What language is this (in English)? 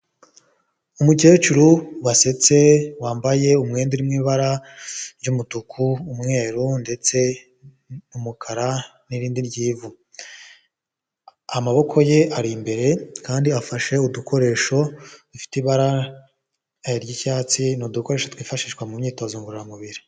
Kinyarwanda